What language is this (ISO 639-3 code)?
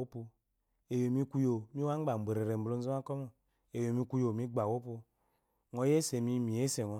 afo